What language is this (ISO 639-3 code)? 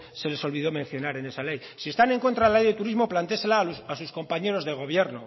spa